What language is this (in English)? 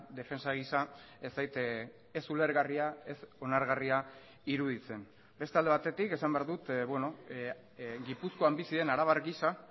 Basque